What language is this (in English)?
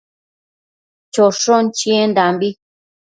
Matsés